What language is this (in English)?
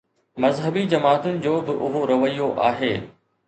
Sindhi